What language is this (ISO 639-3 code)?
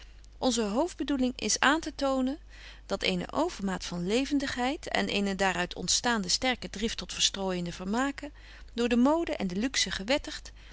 nld